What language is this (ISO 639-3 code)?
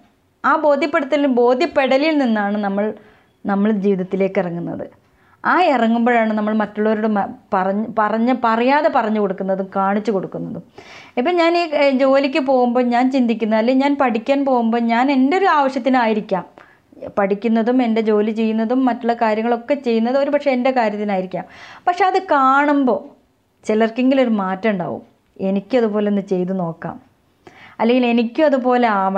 mal